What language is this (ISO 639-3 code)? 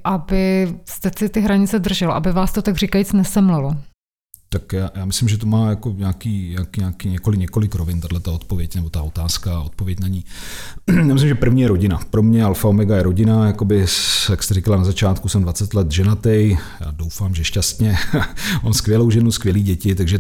ces